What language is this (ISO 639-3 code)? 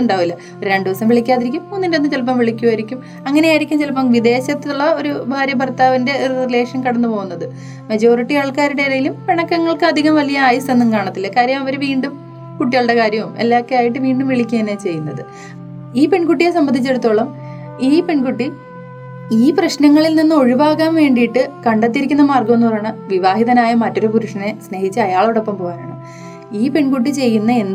mal